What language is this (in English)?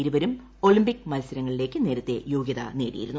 Malayalam